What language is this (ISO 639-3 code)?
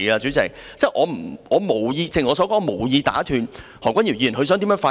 yue